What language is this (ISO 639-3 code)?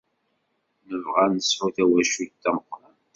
kab